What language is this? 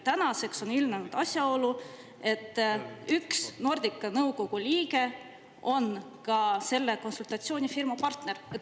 Estonian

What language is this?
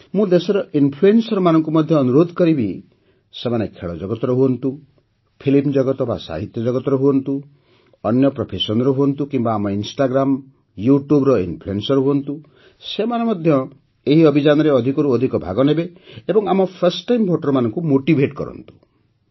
Odia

